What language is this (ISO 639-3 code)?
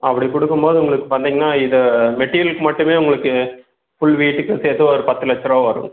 tam